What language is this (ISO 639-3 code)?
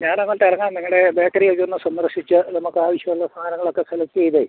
mal